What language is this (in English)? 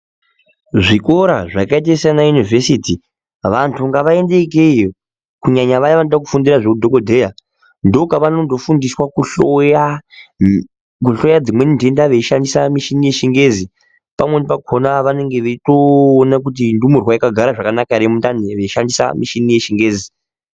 Ndau